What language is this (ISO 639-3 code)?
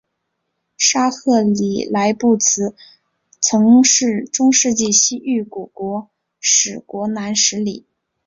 zho